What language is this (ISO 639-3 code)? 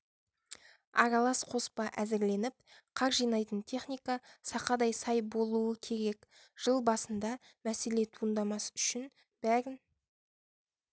kaz